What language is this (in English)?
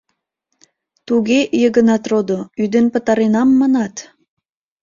Mari